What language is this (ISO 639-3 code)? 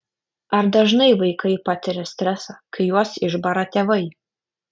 lit